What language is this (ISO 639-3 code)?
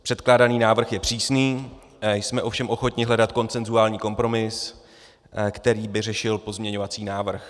ces